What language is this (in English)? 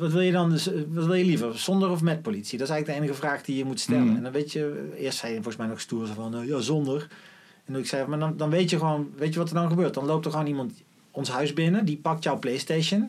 Dutch